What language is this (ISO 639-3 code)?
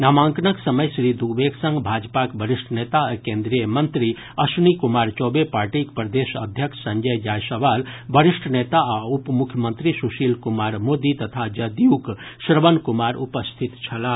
mai